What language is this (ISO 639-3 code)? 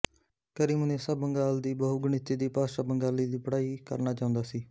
pan